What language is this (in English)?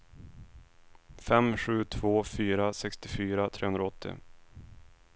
Swedish